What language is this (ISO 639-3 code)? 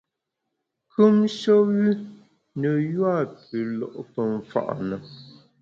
bax